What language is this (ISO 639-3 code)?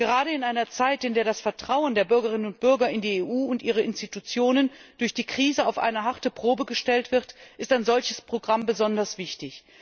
deu